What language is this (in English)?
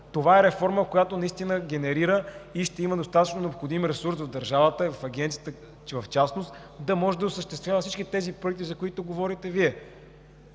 Bulgarian